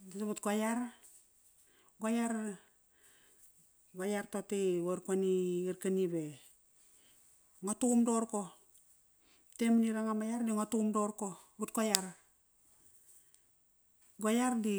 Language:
Kairak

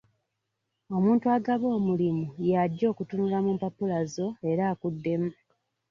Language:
Ganda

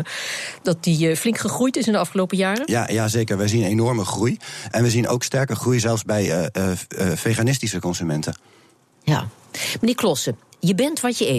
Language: Dutch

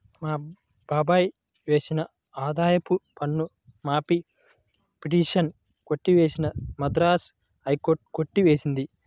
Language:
Telugu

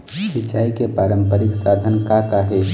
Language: Chhattisgarhi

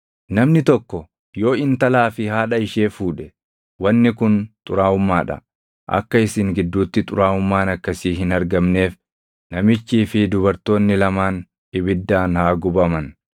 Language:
Oromo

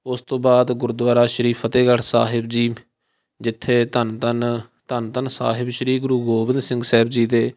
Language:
Punjabi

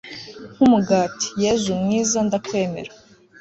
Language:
Kinyarwanda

